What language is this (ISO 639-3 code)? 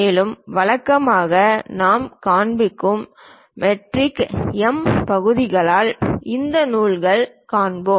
tam